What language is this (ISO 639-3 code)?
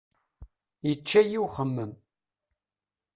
kab